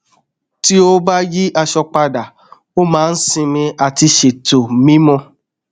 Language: Yoruba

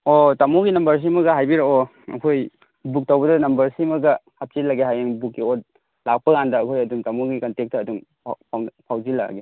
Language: Manipuri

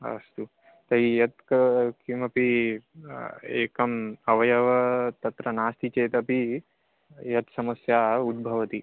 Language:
Sanskrit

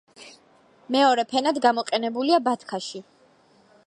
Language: Georgian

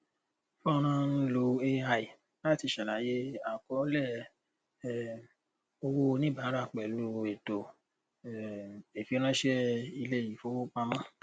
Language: Yoruba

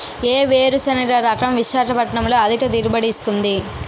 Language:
Telugu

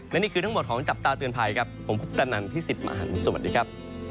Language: Thai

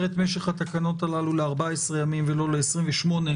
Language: Hebrew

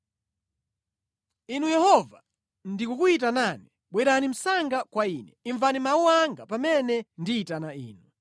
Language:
Nyanja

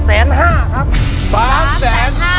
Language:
Thai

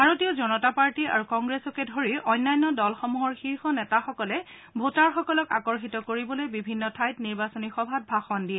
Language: Assamese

